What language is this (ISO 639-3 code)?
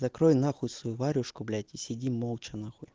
rus